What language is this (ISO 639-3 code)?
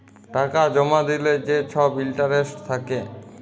ben